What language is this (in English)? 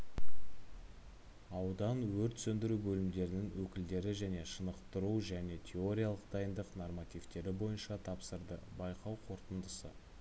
Kazakh